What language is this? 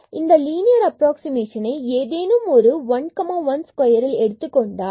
Tamil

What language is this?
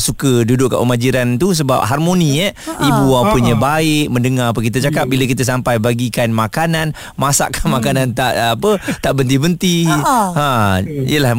Malay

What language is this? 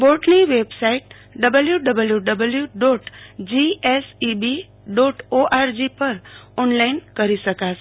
Gujarati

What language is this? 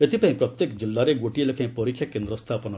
Odia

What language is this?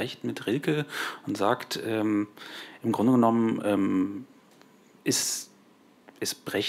German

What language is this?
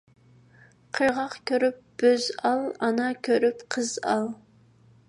Uyghur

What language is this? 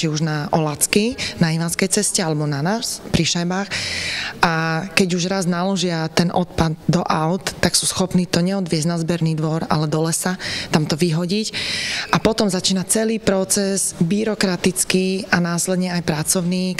Slovak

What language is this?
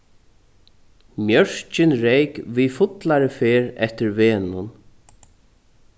Faroese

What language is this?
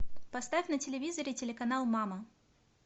Russian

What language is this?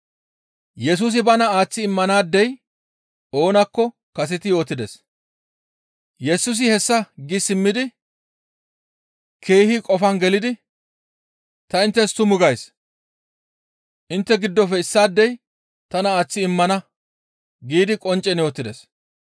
Gamo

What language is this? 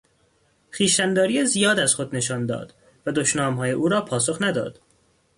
Persian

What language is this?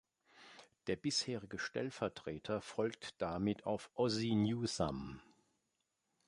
German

